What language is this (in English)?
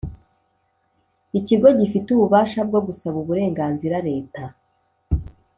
Kinyarwanda